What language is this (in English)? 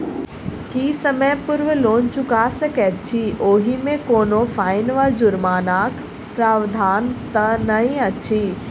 Maithili